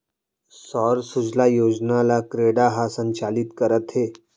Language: Chhattisgarhi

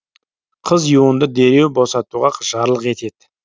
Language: Kazakh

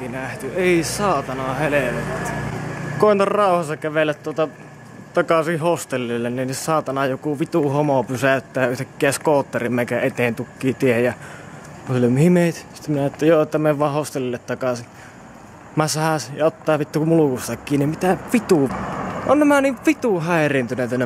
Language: Finnish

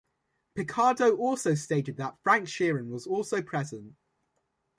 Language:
English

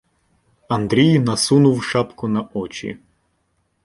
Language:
Ukrainian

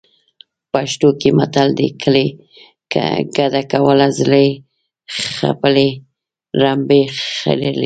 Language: Pashto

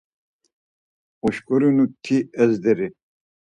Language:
Laz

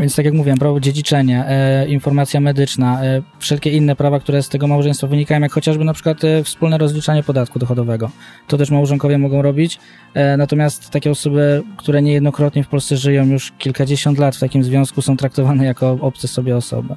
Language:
Polish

